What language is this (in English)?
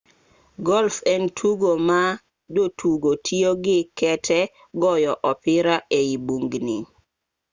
Luo (Kenya and Tanzania)